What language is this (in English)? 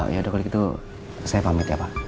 Indonesian